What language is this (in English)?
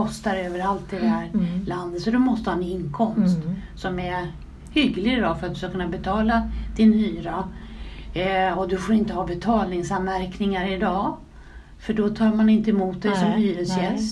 Swedish